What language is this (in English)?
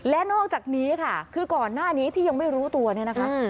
Thai